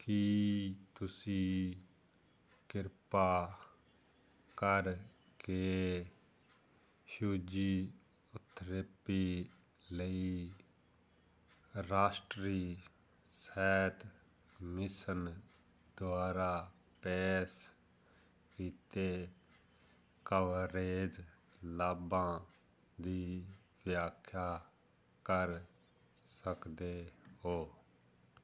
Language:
Punjabi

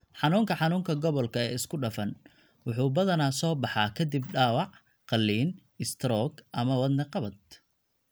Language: Somali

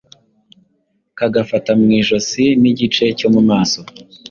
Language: Kinyarwanda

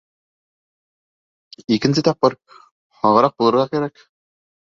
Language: Bashkir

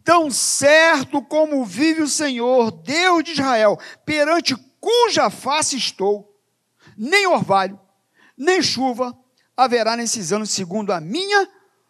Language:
Portuguese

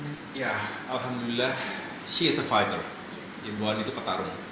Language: Indonesian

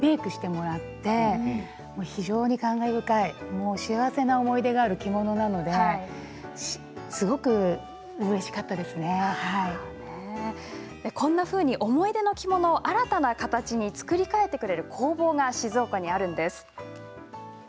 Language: Japanese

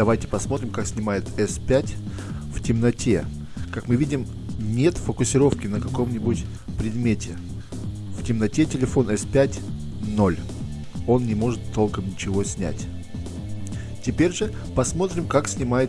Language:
Russian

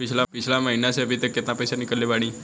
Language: Bhojpuri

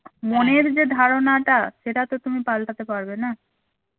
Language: Bangla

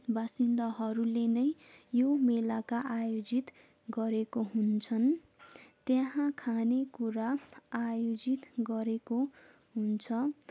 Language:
Nepali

